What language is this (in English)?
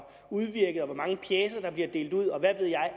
Danish